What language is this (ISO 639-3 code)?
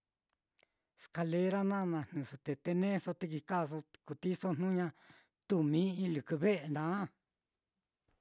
vmm